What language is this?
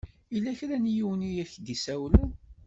Kabyle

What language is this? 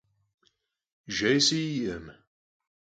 Kabardian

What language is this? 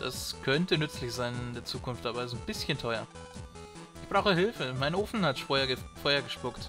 German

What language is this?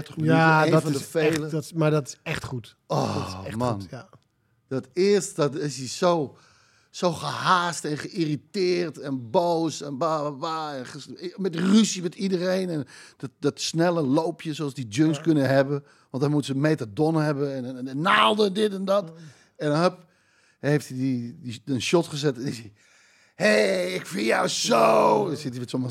Dutch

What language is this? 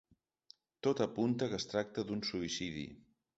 Catalan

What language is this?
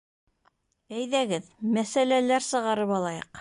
Bashkir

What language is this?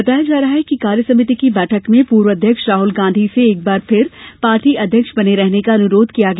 Hindi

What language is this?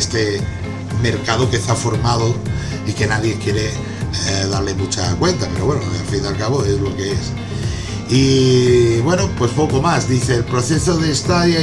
Spanish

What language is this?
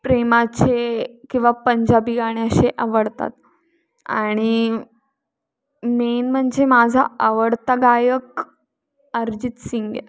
Marathi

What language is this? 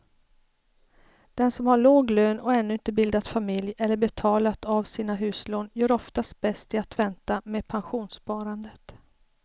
Swedish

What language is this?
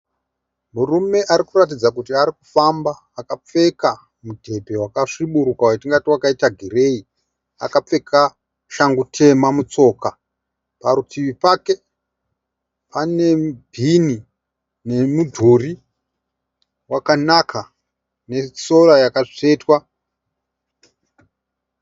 Shona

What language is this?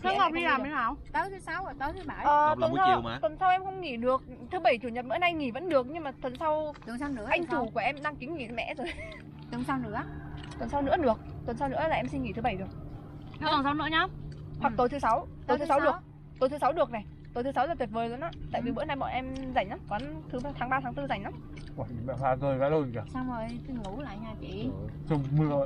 Vietnamese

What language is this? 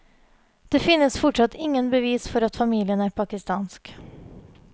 Norwegian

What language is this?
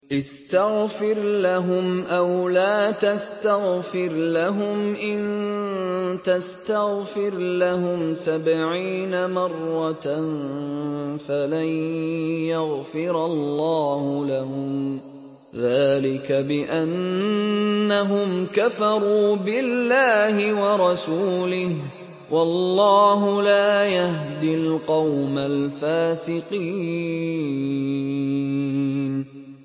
Arabic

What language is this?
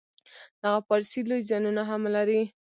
Pashto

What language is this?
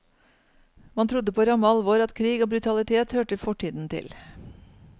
Norwegian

